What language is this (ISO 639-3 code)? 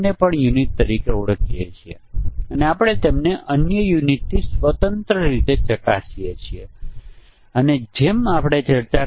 guj